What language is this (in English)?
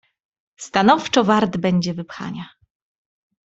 Polish